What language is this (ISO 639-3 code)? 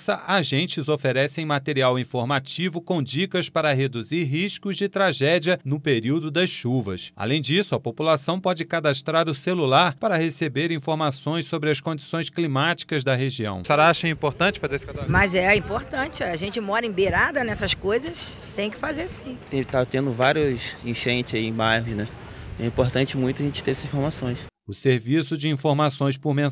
por